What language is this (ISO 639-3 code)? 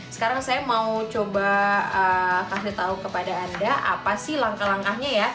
ind